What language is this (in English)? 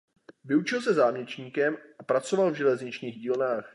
Czech